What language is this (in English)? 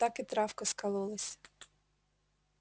Russian